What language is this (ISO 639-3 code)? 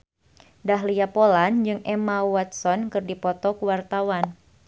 sun